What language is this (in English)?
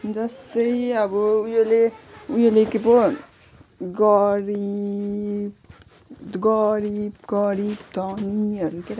Nepali